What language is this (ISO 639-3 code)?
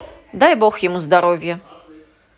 rus